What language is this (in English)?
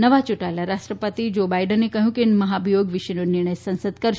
Gujarati